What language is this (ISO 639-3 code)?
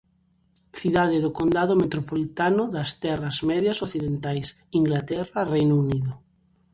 glg